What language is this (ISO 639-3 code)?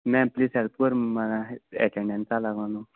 kok